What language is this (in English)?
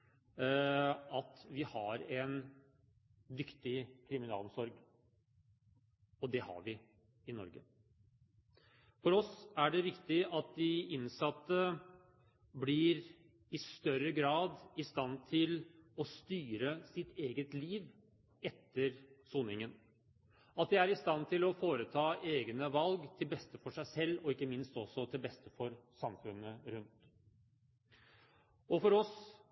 Norwegian Bokmål